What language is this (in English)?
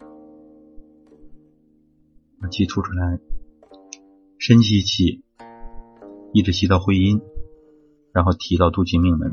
Chinese